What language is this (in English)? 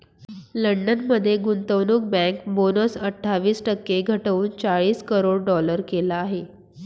Marathi